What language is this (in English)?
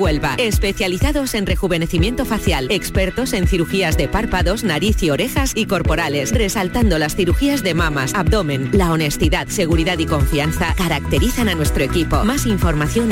Spanish